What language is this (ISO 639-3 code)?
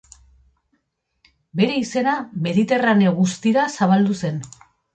eus